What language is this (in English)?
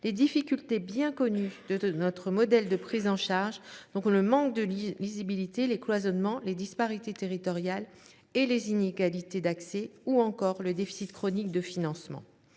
French